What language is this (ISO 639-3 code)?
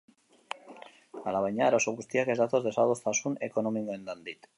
eus